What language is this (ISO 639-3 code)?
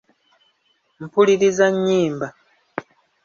lug